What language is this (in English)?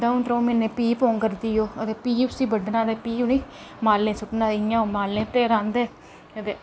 Dogri